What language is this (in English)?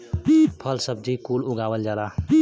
Bhojpuri